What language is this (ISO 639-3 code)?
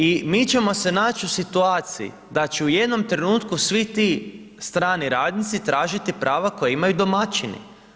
hrv